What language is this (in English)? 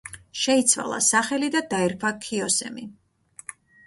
Georgian